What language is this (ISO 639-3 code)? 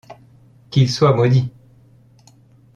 fra